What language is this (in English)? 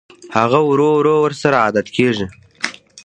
Pashto